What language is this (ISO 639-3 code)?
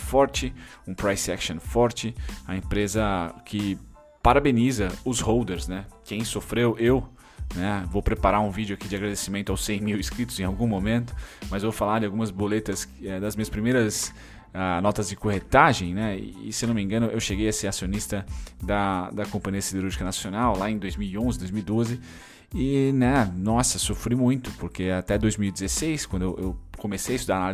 por